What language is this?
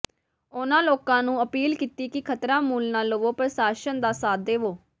Punjabi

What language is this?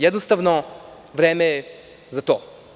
Serbian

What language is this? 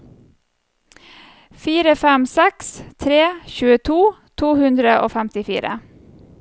Norwegian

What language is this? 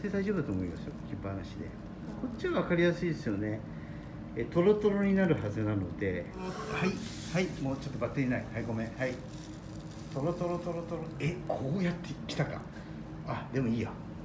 Japanese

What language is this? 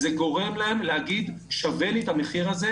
Hebrew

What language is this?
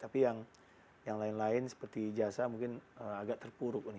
Indonesian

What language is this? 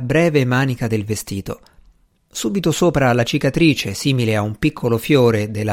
Italian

